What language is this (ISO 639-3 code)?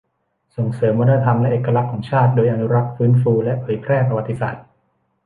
tha